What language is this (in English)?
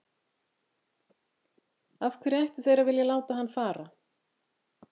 Icelandic